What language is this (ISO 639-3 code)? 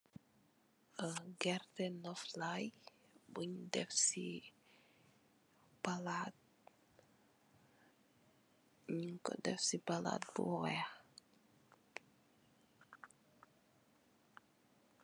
wol